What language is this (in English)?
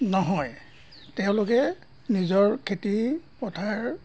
Assamese